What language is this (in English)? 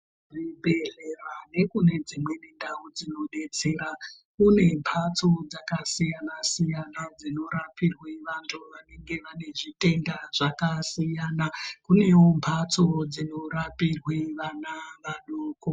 Ndau